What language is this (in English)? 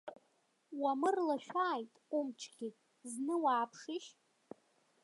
Abkhazian